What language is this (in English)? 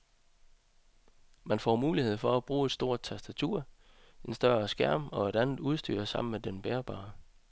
Danish